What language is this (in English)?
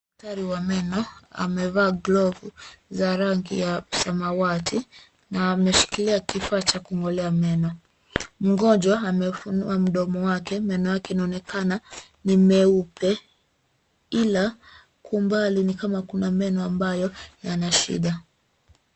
Swahili